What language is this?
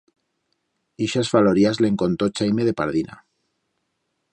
Aragonese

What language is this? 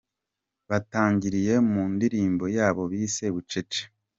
Kinyarwanda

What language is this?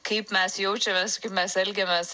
Lithuanian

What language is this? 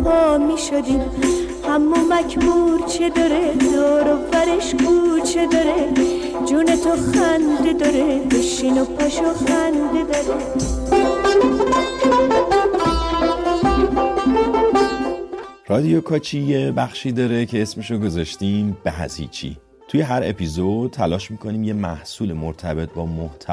Persian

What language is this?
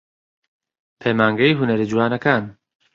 Central Kurdish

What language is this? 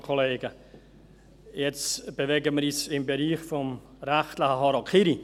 Swiss German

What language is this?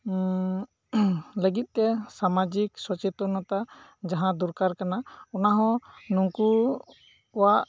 Santali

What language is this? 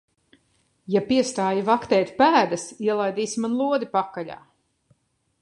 Latvian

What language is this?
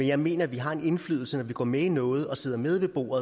Danish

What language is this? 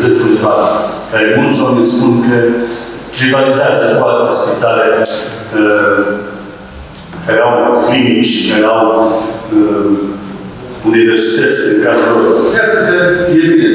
Romanian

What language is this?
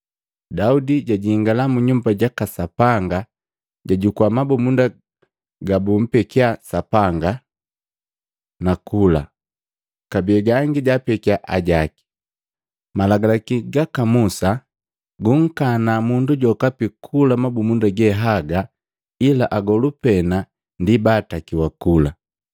Matengo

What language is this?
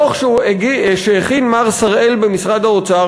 Hebrew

